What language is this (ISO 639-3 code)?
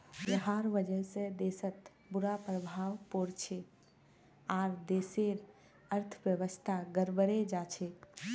mag